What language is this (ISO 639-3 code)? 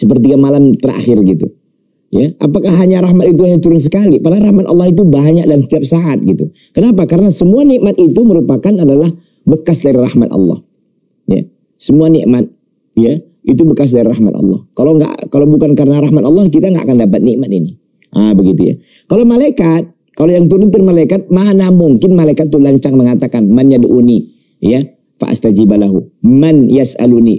ind